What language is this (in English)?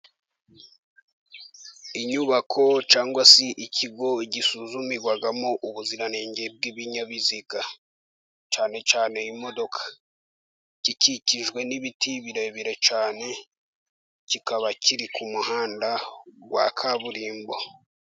Kinyarwanda